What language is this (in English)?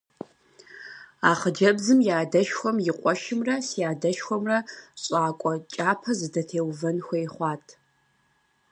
Kabardian